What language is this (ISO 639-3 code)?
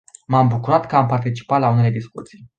ron